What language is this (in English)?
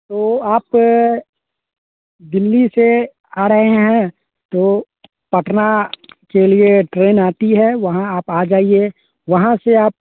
Hindi